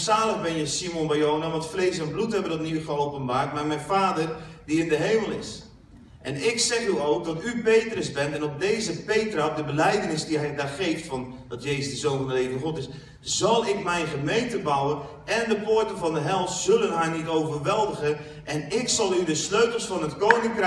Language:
Dutch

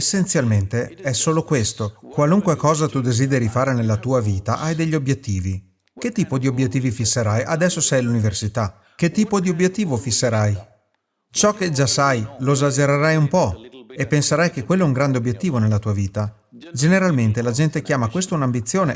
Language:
Italian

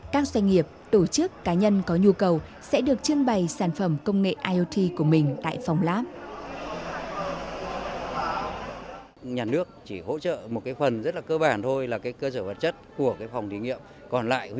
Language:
Vietnamese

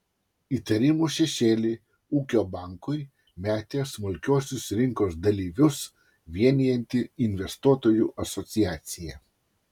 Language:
Lithuanian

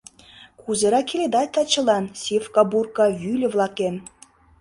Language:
Mari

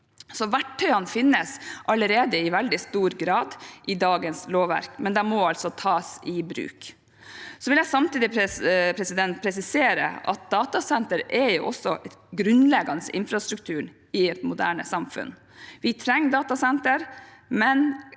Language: Norwegian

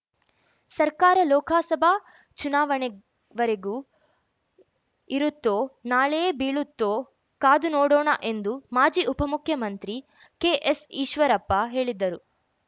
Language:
Kannada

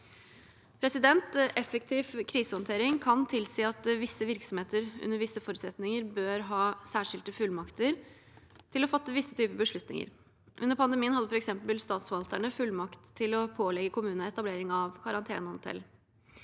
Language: Norwegian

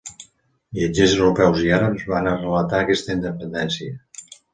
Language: Catalan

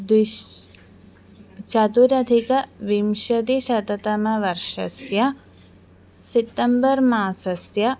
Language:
Sanskrit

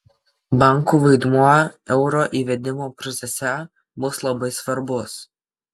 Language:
Lithuanian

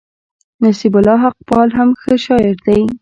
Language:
Pashto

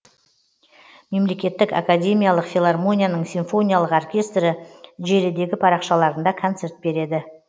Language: Kazakh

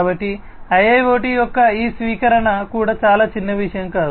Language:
Telugu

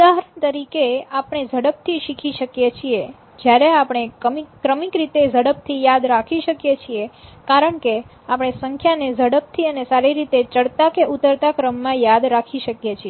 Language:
Gujarati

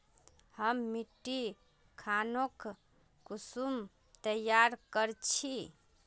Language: Magahi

